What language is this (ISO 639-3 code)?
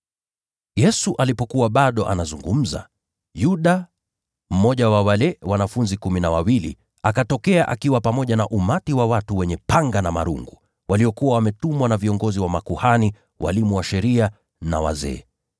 swa